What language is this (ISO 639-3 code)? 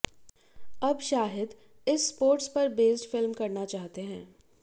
hin